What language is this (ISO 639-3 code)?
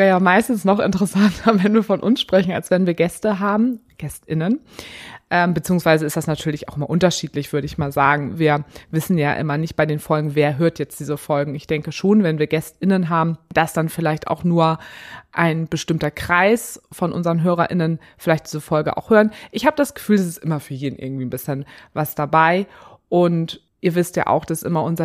deu